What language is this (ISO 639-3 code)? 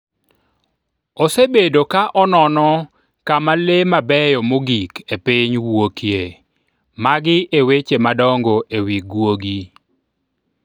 luo